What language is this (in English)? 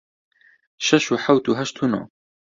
Central Kurdish